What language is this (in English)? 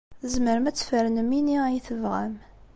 Kabyle